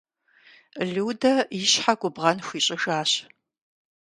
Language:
Kabardian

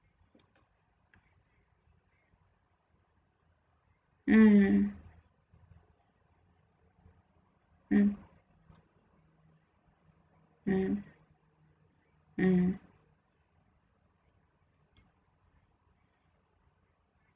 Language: English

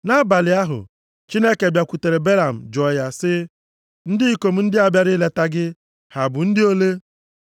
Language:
Igbo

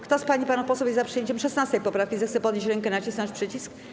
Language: Polish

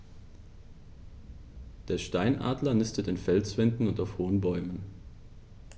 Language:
German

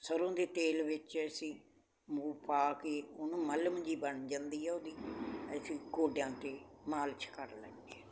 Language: Punjabi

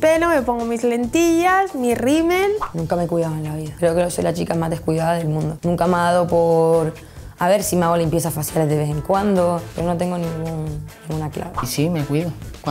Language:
Spanish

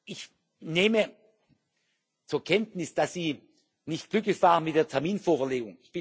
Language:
German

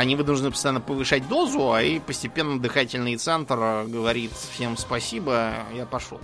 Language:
Russian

